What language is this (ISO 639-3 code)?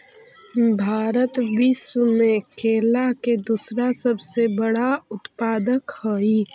mag